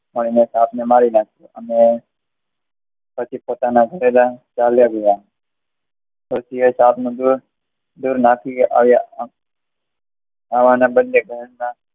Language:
Gujarati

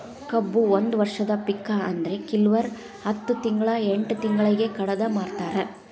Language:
Kannada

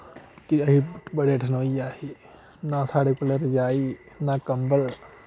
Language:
Dogri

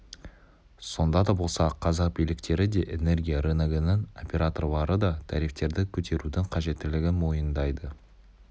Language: Kazakh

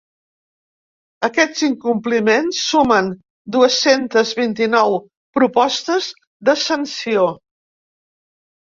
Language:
Catalan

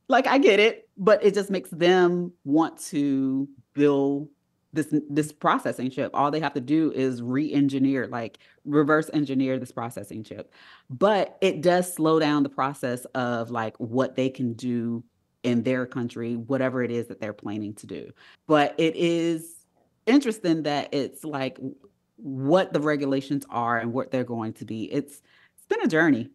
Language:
English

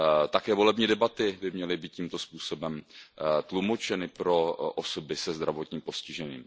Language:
Czech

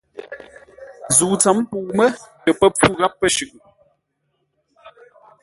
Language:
Ngombale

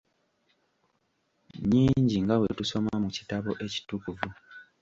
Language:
Ganda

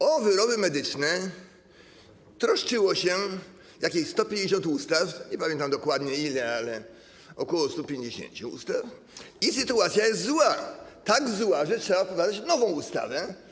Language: Polish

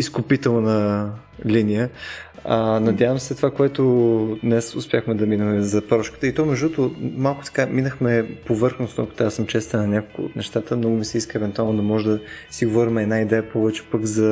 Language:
Bulgarian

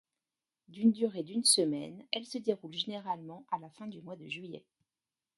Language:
French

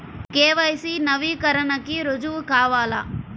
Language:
Telugu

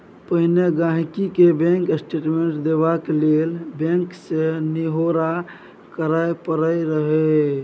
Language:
Maithili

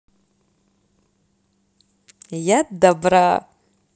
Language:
Russian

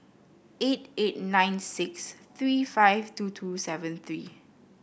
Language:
English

